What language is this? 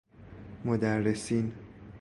Persian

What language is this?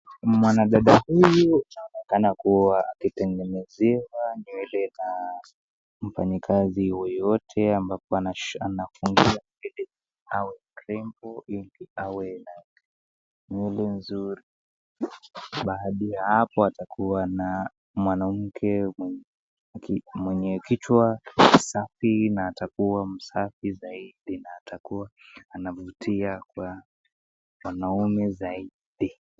Swahili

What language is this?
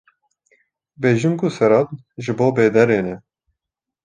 Kurdish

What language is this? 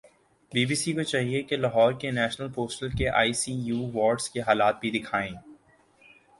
Urdu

